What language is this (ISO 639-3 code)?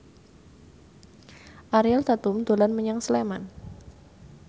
jav